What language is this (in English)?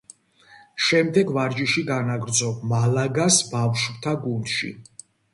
Georgian